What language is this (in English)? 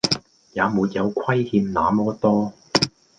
Cantonese